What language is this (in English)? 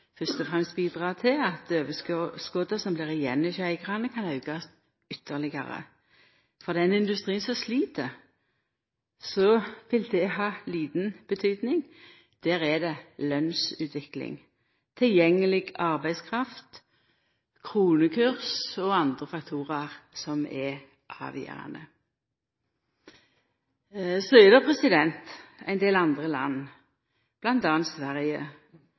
Norwegian Nynorsk